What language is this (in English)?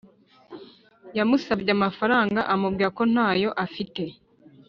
Kinyarwanda